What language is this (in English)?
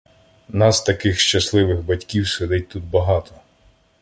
Ukrainian